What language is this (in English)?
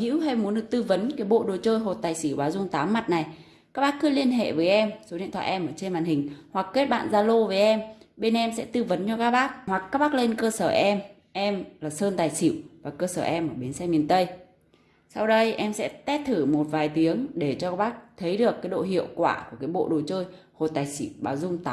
Vietnamese